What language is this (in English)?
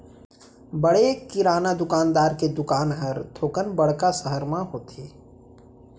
Chhattisgarhi